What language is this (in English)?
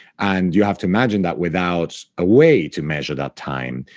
English